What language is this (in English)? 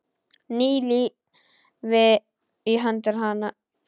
Icelandic